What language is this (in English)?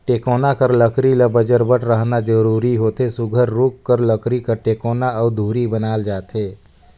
Chhattisgarhi